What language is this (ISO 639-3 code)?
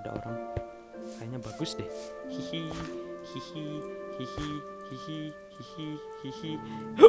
ind